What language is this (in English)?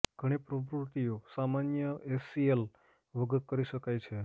Gujarati